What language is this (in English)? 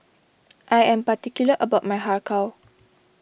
English